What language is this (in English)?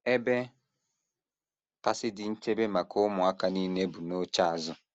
Igbo